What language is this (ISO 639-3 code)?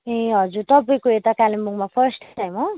nep